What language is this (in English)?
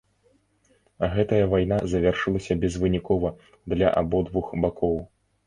Belarusian